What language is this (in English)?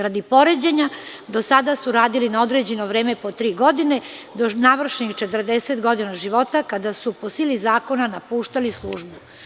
Serbian